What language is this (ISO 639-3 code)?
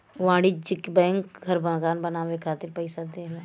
bho